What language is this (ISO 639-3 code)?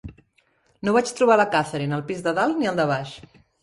cat